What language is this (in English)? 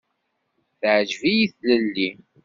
Kabyle